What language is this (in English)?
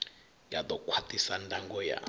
Venda